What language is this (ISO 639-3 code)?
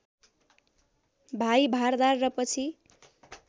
nep